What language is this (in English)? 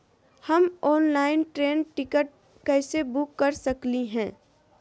Magahi